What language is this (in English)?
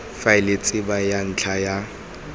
Tswana